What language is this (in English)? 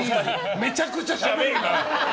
Japanese